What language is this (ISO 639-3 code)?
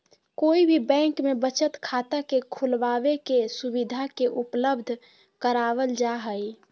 mag